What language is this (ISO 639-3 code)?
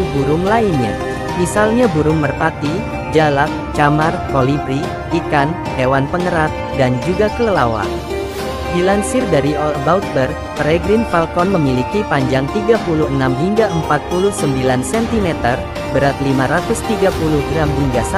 ind